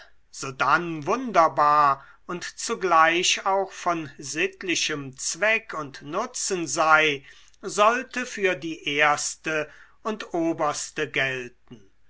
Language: German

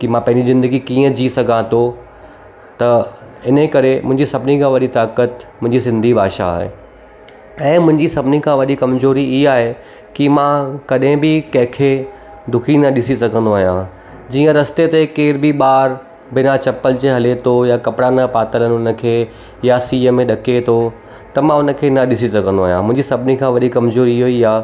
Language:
Sindhi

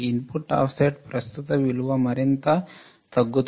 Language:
Telugu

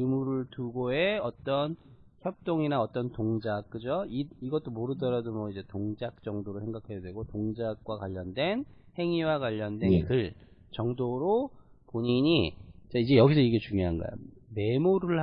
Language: Korean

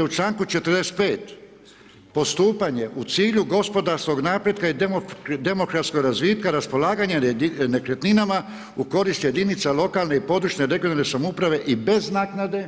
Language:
Croatian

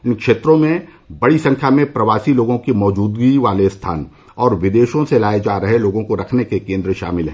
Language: Hindi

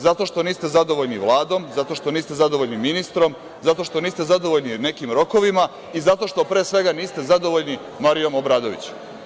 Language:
Serbian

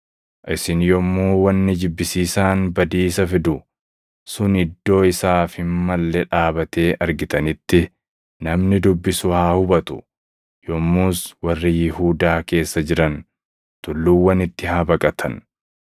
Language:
Oromo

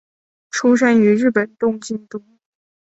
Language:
Chinese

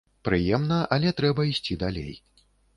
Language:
Belarusian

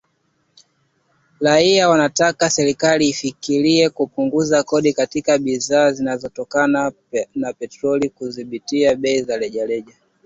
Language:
Swahili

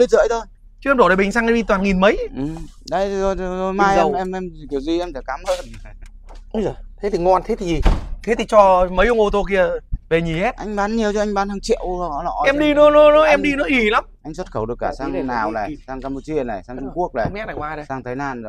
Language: Vietnamese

